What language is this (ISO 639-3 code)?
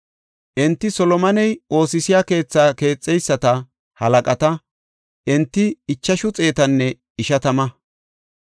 gof